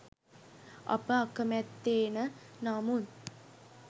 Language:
Sinhala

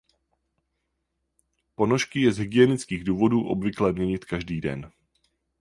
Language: Czech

